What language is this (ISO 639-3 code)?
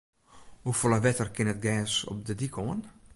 fry